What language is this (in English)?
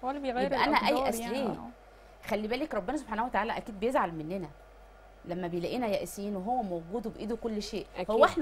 Arabic